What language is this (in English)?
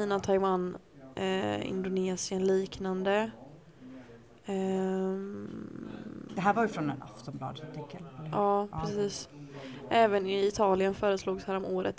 Swedish